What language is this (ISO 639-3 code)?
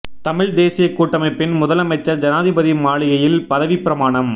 tam